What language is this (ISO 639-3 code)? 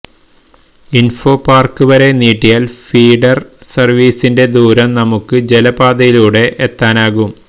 mal